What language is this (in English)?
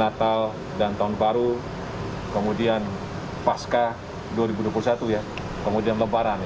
Indonesian